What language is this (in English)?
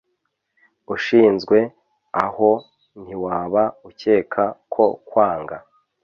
Kinyarwanda